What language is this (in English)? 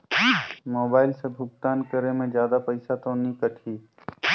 Chhattisgarhi